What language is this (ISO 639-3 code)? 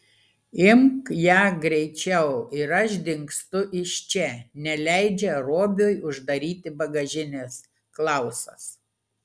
lit